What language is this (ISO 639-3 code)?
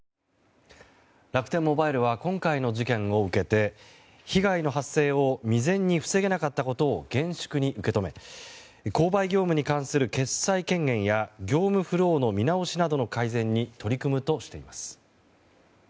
jpn